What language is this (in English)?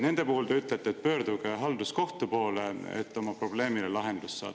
Estonian